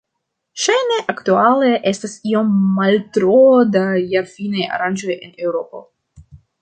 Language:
Esperanto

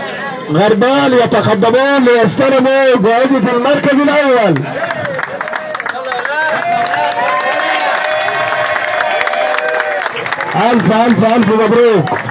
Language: Arabic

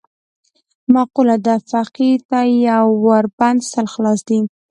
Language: Pashto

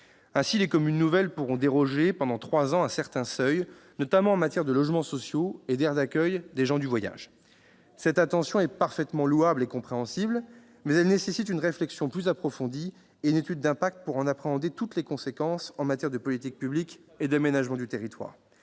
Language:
French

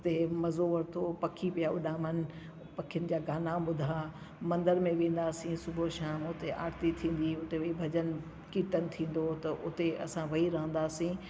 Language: Sindhi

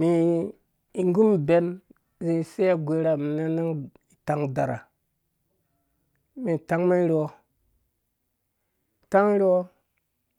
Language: Dũya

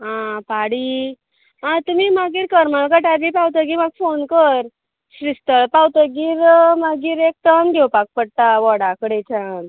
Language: Konkani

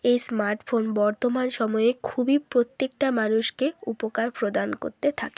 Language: Bangla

